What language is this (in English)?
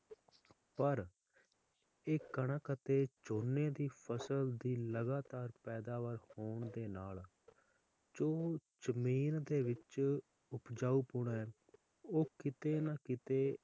Punjabi